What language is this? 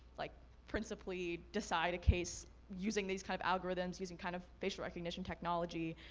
English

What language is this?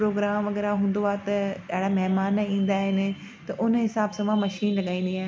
Sindhi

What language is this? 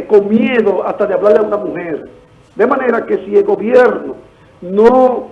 Spanish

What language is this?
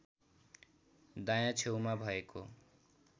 Nepali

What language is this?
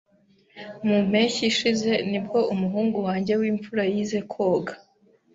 Kinyarwanda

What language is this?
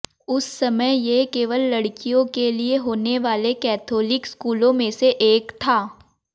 Hindi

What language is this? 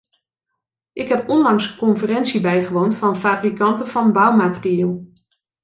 Dutch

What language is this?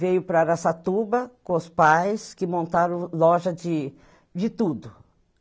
Portuguese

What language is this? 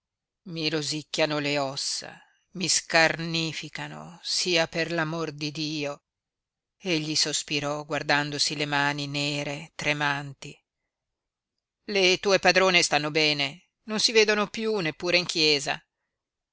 Italian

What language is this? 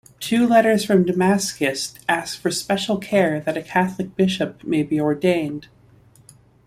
English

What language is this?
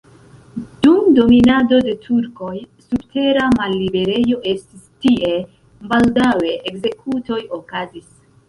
Esperanto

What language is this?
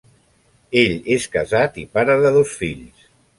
Catalan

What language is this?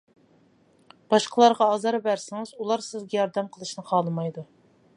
Uyghur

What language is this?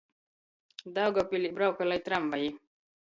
Latgalian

